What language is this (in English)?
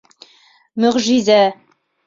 Bashkir